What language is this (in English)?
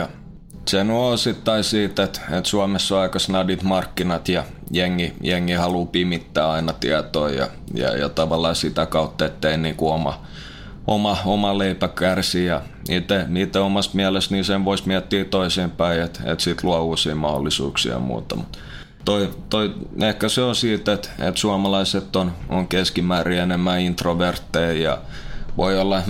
Finnish